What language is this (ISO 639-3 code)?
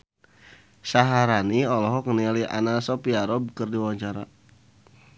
sun